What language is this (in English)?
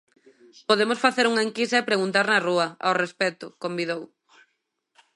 Galician